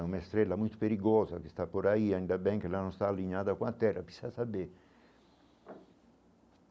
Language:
Portuguese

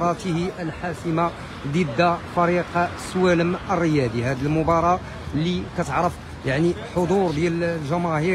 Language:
Arabic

